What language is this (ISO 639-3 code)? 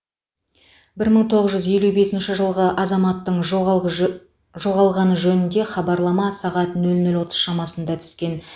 kaz